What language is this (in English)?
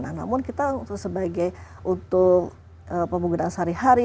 Indonesian